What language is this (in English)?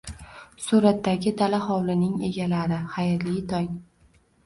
Uzbek